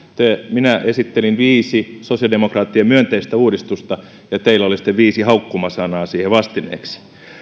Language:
Finnish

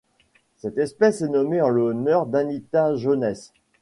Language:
French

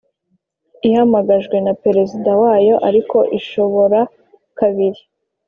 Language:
Kinyarwanda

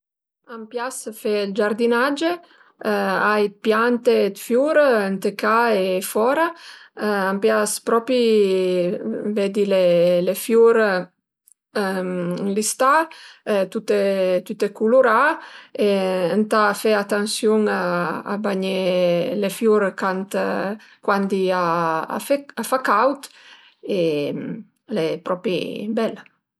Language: Piedmontese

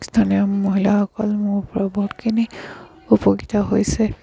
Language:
Assamese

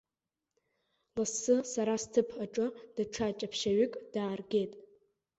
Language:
Abkhazian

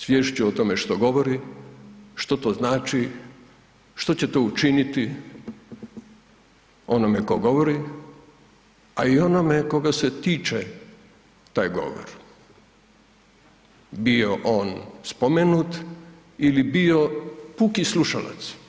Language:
Croatian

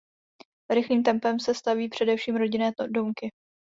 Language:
Czech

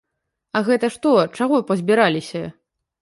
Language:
Belarusian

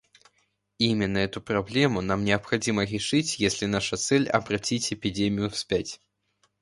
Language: Russian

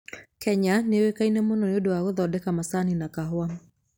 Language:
Kikuyu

